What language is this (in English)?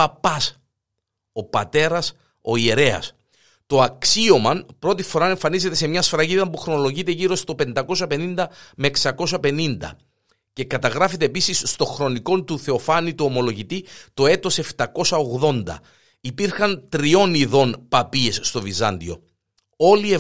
Greek